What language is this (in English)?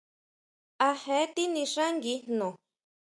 Huautla Mazatec